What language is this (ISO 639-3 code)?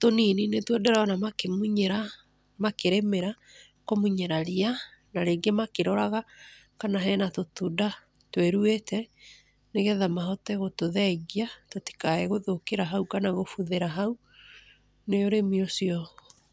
kik